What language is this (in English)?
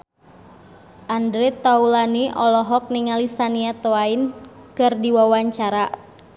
Sundanese